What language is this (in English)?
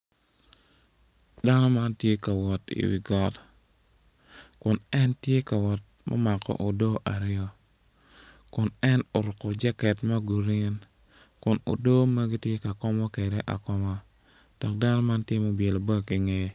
Acoli